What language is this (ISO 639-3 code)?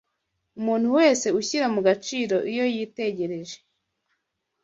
kin